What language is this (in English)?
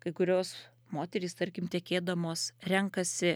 Lithuanian